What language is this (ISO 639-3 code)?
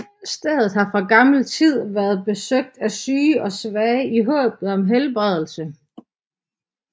dan